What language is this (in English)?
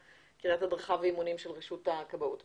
Hebrew